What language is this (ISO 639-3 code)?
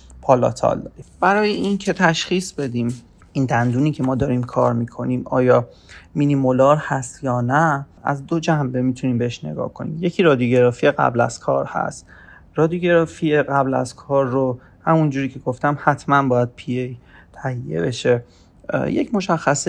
fas